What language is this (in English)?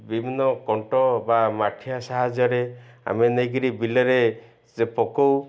Odia